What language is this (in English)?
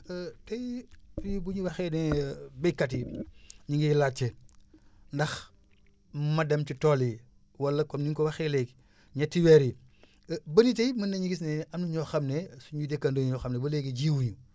Wolof